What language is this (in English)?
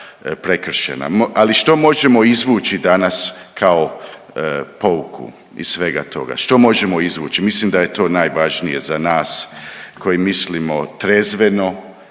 Croatian